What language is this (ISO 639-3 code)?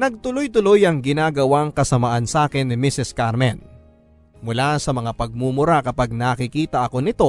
fil